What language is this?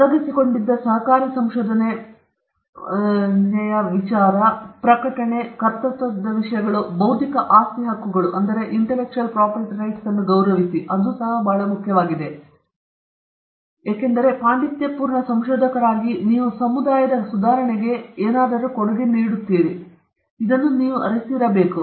Kannada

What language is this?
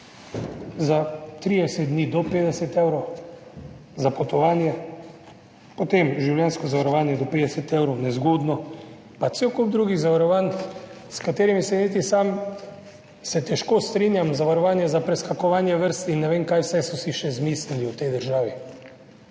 Slovenian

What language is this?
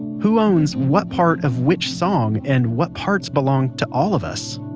English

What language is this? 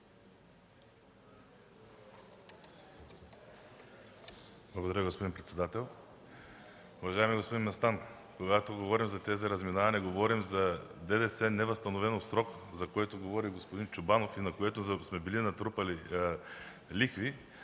Bulgarian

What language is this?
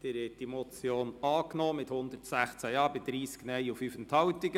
Swiss German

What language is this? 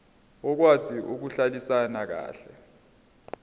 Zulu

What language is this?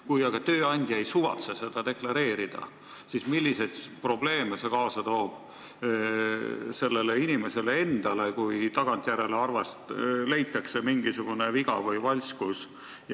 Estonian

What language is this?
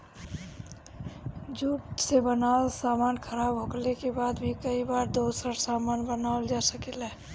Bhojpuri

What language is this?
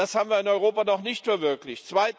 German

